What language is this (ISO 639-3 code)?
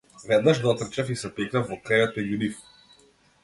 mkd